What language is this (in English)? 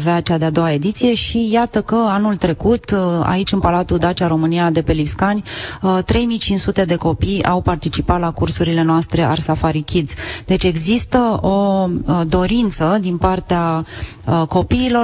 Romanian